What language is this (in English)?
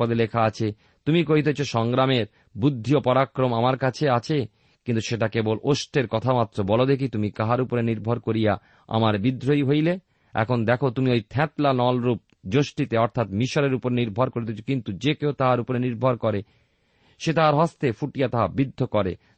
Bangla